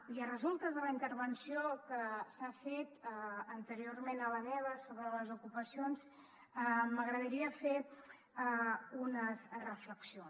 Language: Catalan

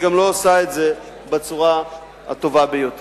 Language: Hebrew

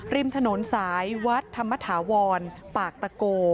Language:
Thai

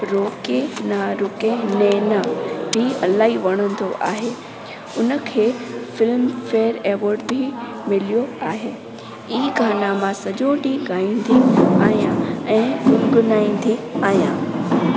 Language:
Sindhi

